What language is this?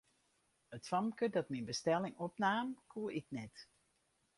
Western Frisian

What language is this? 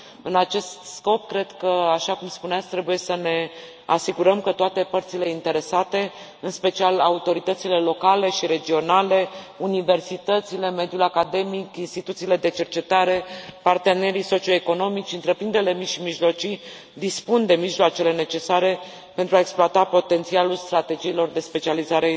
Romanian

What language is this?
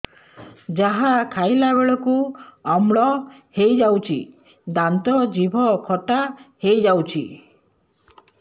Odia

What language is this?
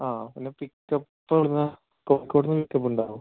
Malayalam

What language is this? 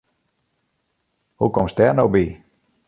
Western Frisian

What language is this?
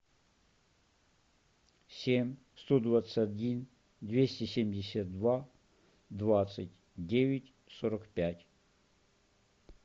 Russian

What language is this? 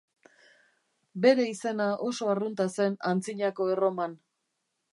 Basque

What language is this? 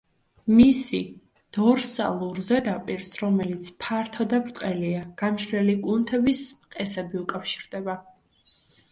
Georgian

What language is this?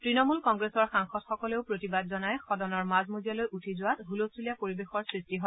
Assamese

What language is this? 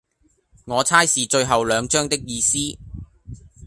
Cantonese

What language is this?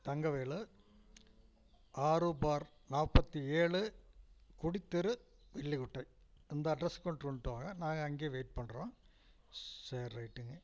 Tamil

